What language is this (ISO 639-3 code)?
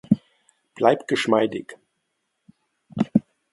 deu